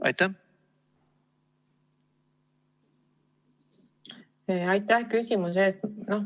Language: Estonian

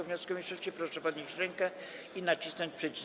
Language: Polish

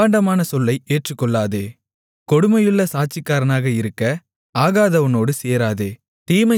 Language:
Tamil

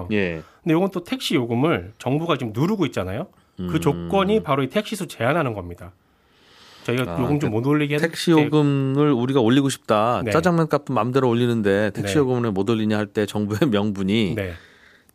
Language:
Korean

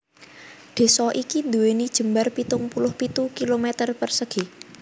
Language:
Javanese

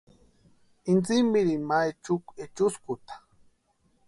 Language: Western Highland Purepecha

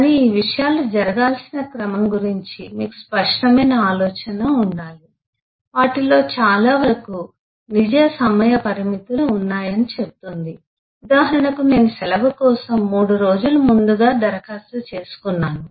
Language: Telugu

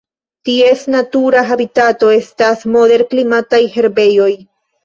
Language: Esperanto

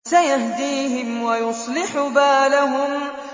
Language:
Arabic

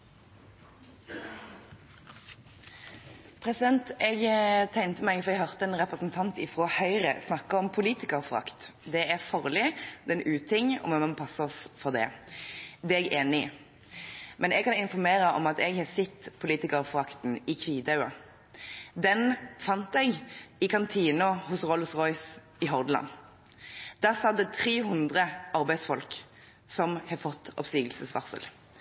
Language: Norwegian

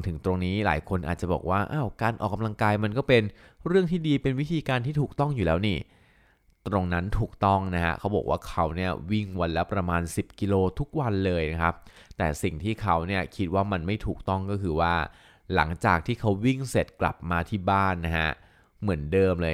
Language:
Thai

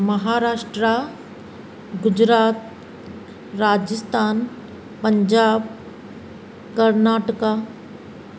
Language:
Sindhi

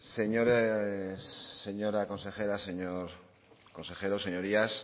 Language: Spanish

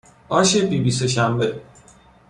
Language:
Persian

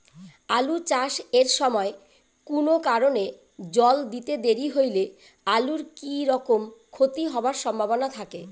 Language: Bangla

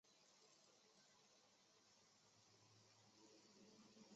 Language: Chinese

